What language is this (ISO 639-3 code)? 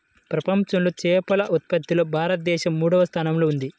tel